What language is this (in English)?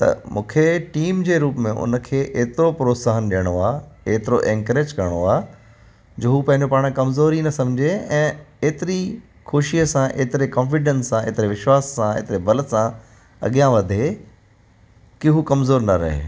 Sindhi